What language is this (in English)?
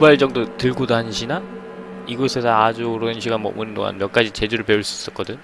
Korean